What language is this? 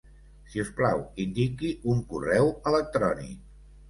Catalan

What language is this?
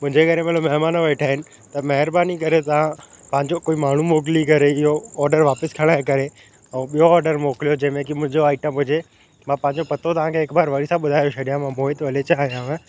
Sindhi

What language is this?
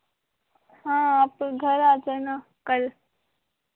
Hindi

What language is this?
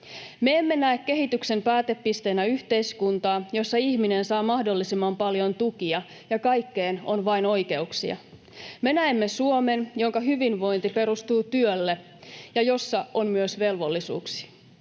Finnish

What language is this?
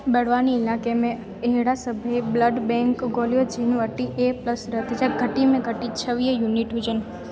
Sindhi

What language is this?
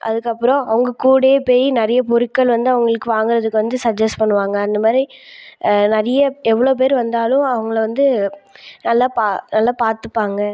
Tamil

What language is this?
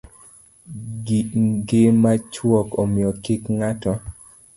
Luo (Kenya and Tanzania)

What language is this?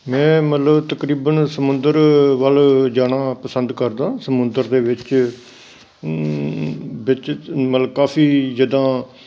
Punjabi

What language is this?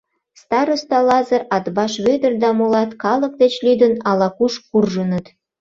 Mari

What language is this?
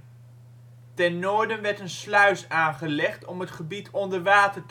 Dutch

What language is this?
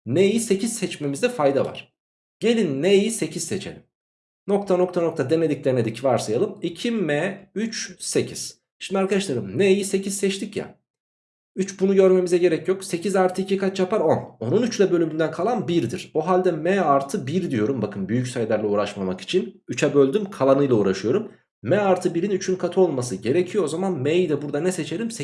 Turkish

